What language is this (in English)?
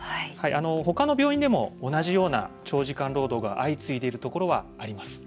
Japanese